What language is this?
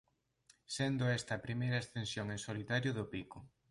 Galician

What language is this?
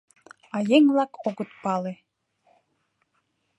Mari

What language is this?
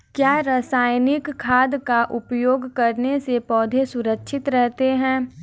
Hindi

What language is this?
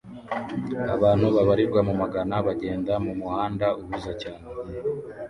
Kinyarwanda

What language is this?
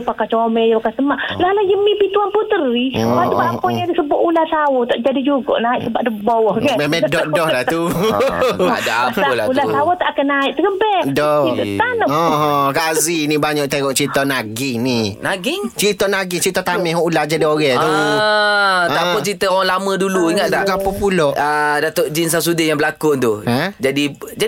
Malay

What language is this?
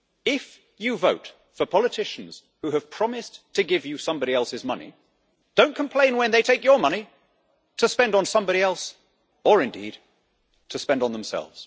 English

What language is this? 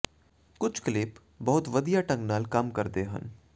Punjabi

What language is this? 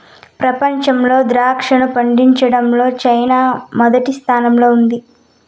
Telugu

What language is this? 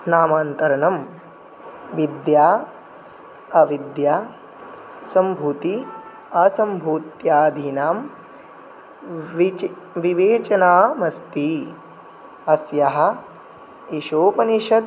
Sanskrit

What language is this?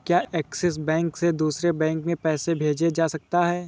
Hindi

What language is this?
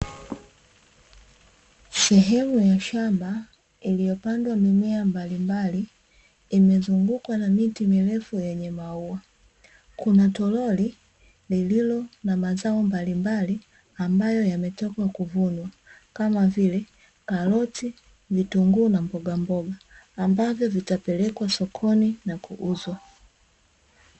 Swahili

